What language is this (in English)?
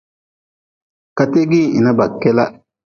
Nawdm